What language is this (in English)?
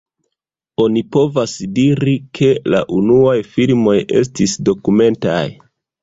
Esperanto